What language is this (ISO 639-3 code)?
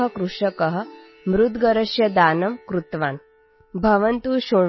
asm